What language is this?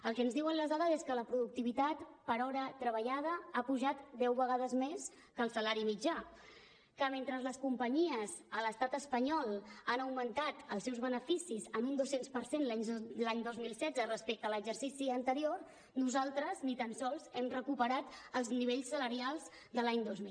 Catalan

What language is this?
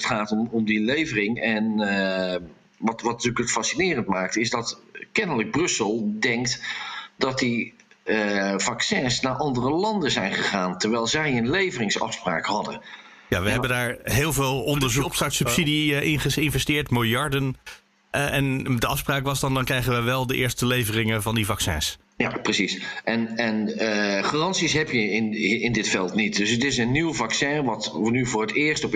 Dutch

